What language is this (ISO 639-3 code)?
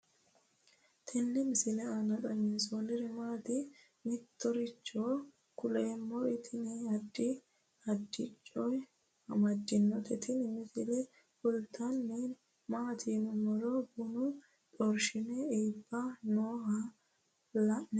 sid